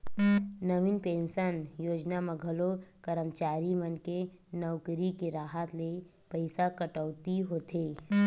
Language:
Chhattisgarhi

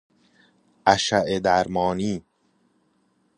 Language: Persian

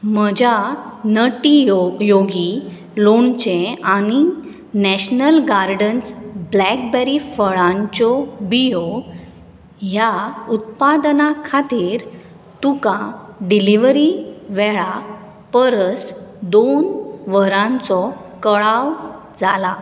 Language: Konkani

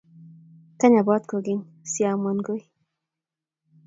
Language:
Kalenjin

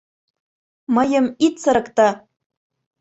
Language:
Mari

